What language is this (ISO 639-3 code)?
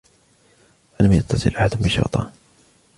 ara